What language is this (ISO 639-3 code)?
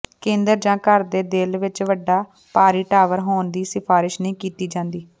pan